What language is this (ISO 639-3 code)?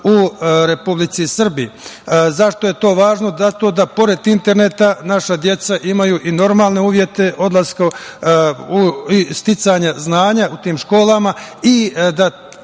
srp